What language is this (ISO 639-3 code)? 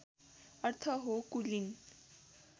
nep